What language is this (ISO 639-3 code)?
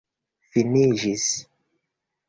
epo